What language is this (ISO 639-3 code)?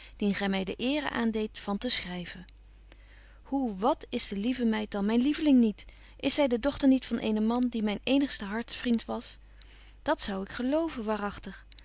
nld